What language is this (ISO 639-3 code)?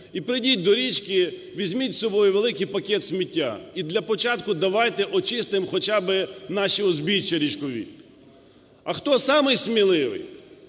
ukr